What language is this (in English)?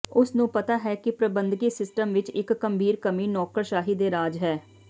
Punjabi